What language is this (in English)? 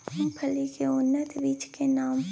Maithili